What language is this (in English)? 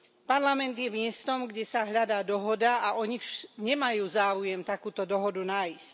Slovak